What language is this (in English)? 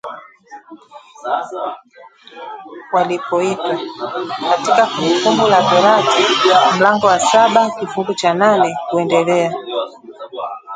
Swahili